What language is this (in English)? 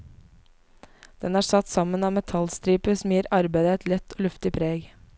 Norwegian